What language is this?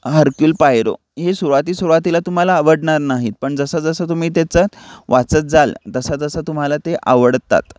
Marathi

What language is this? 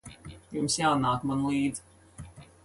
Latvian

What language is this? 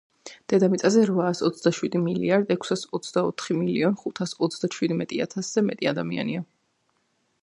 Georgian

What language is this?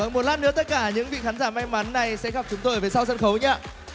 Vietnamese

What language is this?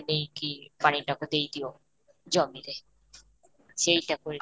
Odia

